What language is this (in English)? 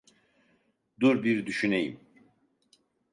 Turkish